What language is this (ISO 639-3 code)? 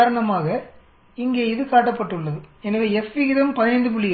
tam